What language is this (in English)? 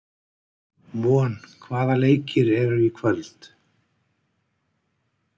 Icelandic